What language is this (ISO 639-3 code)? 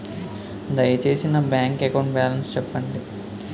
tel